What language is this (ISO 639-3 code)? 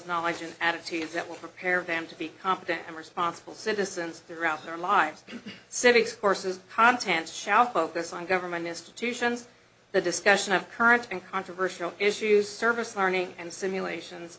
eng